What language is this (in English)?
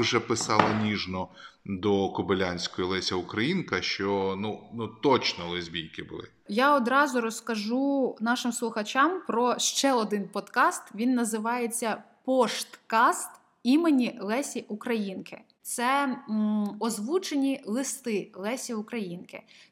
Ukrainian